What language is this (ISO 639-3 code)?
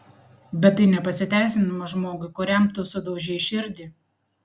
lit